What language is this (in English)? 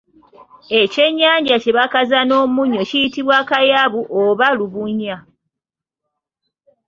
Ganda